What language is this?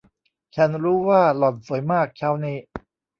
Thai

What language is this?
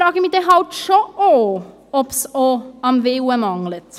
Swiss German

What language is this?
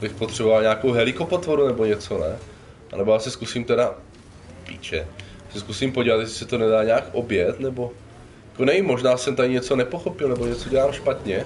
Czech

